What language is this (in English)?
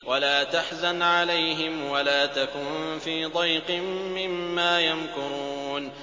Arabic